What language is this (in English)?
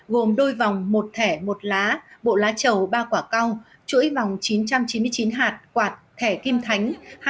Vietnamese